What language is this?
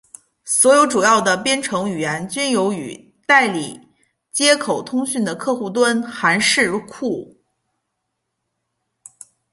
Chinese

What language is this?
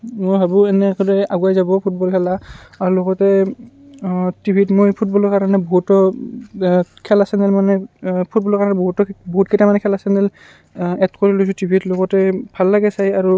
Assamese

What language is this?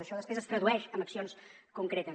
Catalan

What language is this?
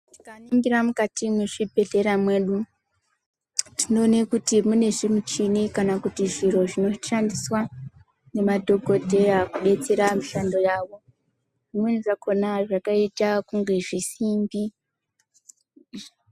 Ndau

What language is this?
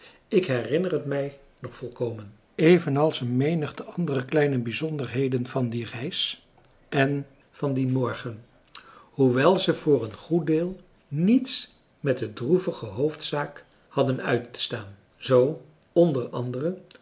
Dutch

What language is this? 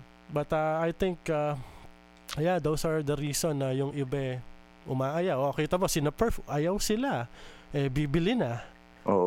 Filipino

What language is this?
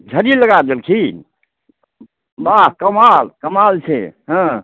Maithili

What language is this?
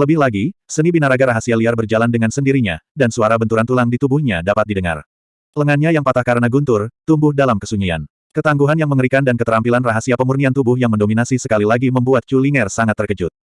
Indonesian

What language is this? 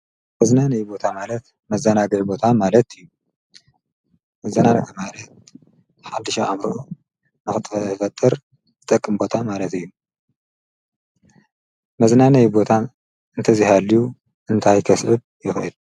Tigrinya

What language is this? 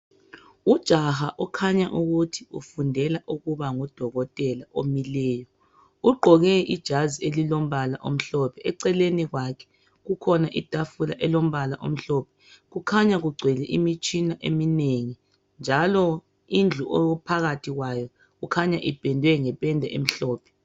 North Ndebele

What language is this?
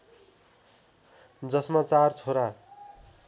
Nepali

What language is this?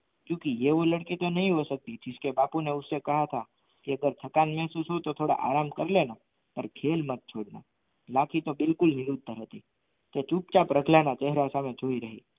Gujarati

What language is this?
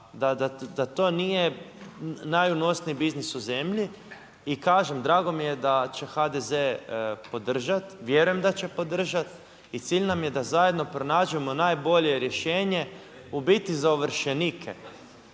Croatian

